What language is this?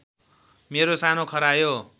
Nepali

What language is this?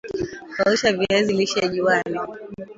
Swahili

